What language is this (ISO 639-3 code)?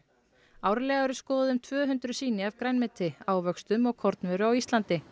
isl